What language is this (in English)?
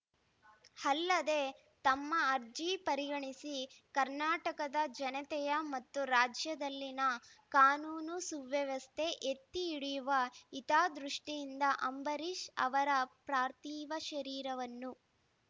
Kannada